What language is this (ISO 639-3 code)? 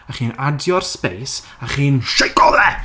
cym